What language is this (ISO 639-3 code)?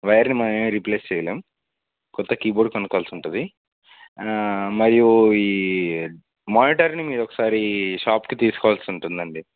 tel